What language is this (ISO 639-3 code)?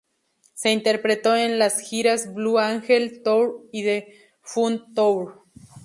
spa